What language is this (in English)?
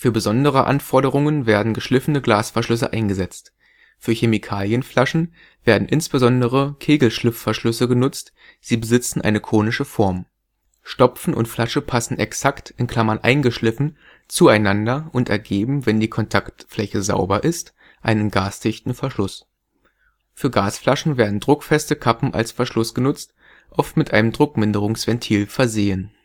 German